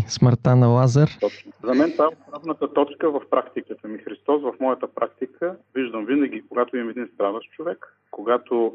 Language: Bulgarian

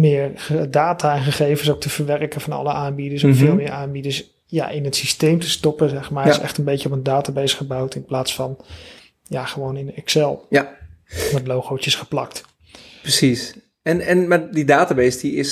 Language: Dutch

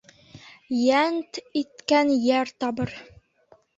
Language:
Bashkir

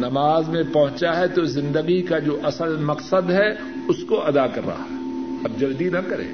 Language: Urdu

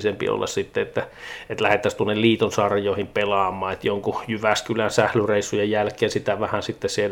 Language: Finnish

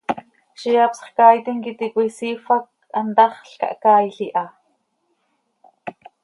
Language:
Seri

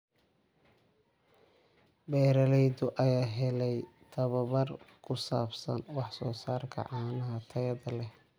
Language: Somali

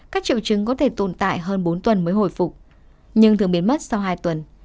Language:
Vietnamese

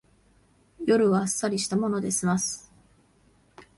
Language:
Japanese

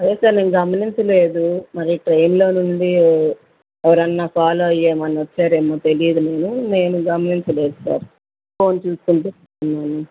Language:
Telugu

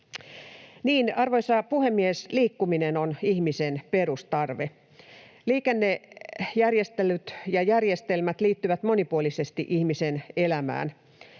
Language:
Finnish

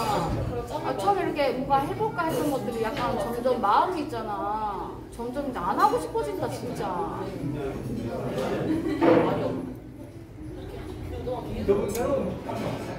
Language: Korean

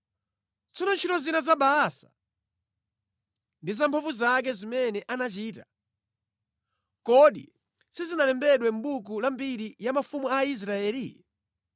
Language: Nyanja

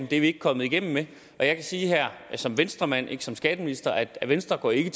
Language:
Danish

